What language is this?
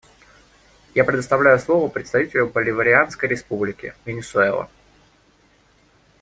Russian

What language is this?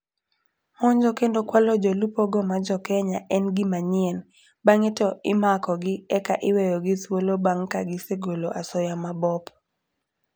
Luo (Kenya and Tanzania)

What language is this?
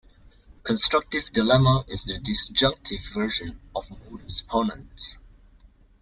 English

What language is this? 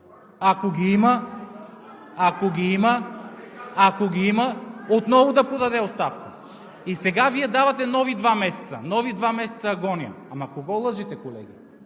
Bulgarian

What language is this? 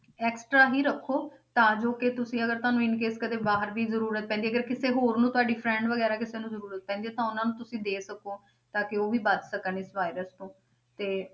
Punjabi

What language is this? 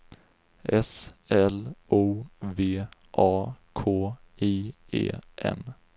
Swedish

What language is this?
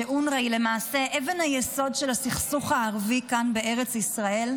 Hebrew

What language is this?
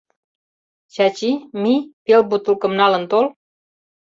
Mari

